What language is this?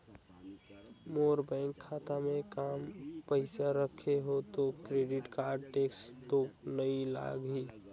Chhattisgarhi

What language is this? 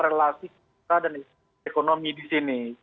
Indonesian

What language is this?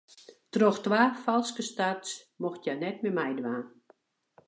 Western Frisian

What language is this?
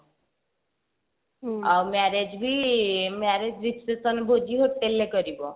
Odia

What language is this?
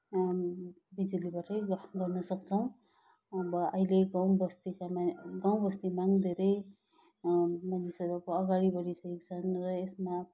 Nepali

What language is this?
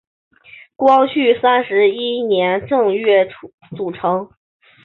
Chinese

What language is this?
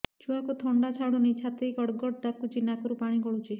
Odia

